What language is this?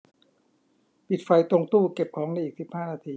Thai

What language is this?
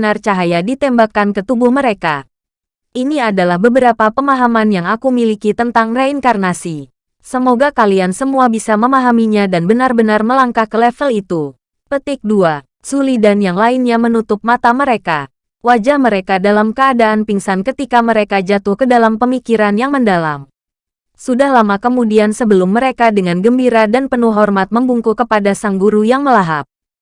Indonesian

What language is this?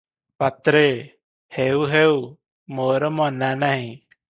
Odia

